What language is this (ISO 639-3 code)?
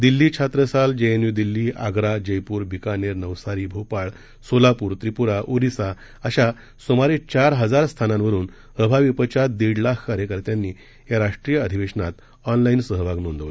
mar